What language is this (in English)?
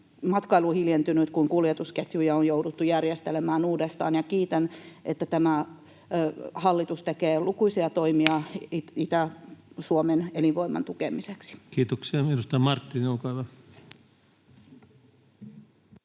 Finnish